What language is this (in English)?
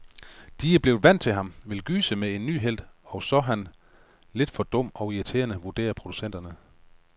Danish